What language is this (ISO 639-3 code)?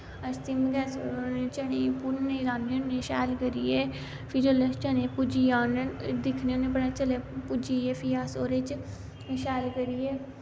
doi